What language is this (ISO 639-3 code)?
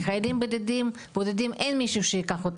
heb